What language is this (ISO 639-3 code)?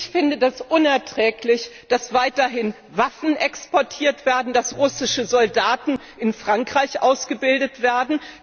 deu